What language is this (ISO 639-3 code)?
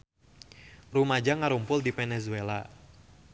sun